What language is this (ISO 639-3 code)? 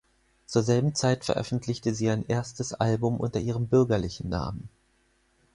deu